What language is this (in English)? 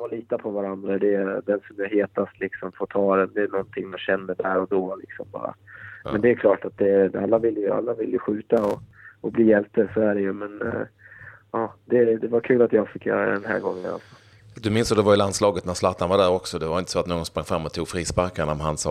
Swedish